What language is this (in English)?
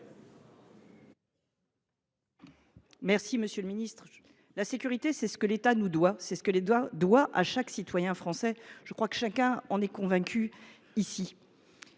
French